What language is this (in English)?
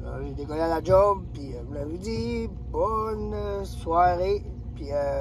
French